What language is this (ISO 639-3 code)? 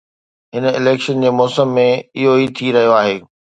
snd